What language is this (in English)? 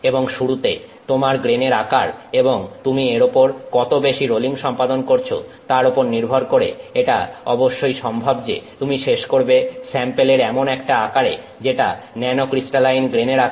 Bangla